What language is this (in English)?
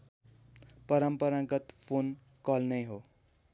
Nepali